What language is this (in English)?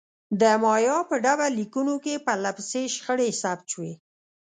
Pashto